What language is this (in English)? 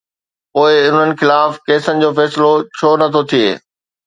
Sindhi